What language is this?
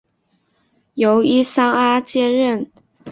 Chinese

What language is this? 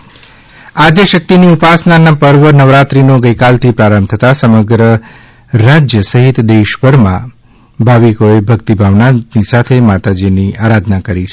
Gujarati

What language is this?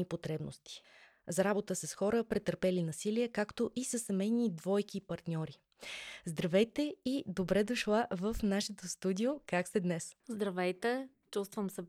Bulgarian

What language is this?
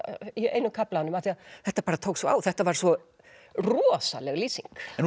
Icelandic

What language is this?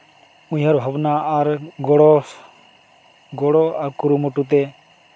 Santali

